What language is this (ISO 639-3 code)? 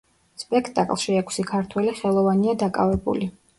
kat